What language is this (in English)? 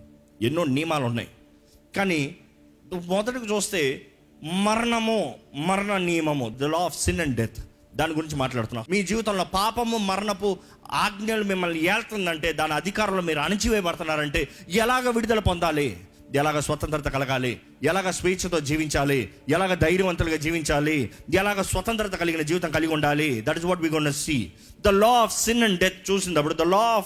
Telugu